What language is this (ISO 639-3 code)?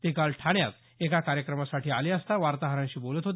mar